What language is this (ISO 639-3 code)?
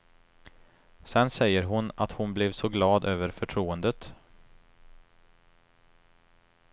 swe